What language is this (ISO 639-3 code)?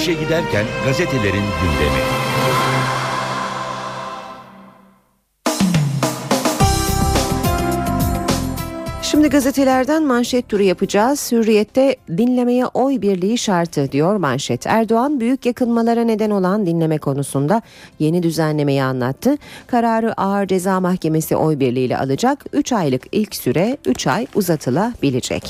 tur